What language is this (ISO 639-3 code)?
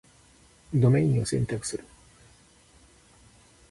jpn